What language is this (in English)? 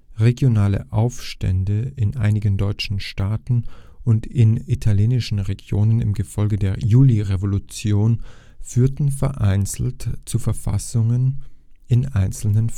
German